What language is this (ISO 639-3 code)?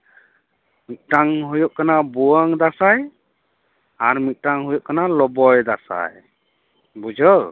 sat